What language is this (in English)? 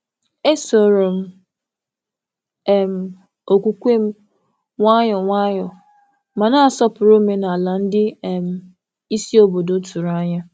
Igbo